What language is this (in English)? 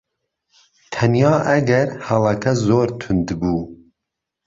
Central Kurdish